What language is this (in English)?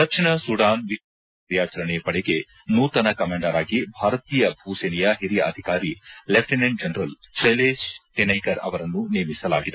Kannada